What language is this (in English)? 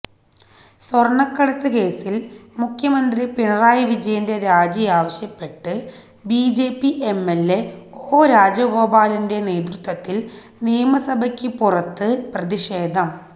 Malayalam